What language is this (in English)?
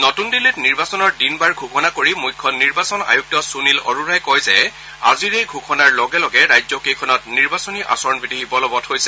Assamese